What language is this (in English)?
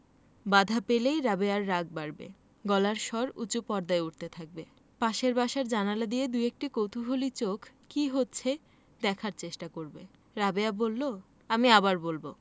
Bangla